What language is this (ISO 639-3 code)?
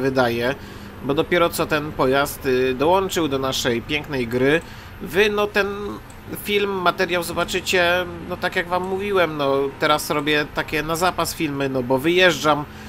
pol